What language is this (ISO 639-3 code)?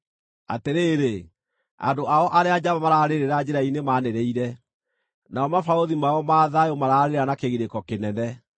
kik